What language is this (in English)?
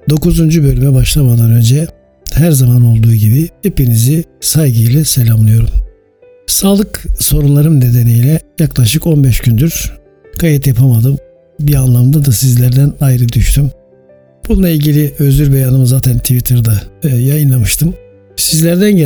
Turkish